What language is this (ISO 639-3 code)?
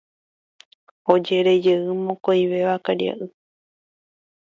grn